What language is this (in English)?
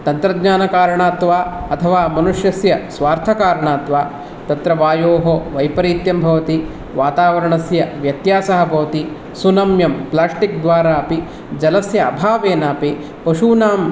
Sanskrit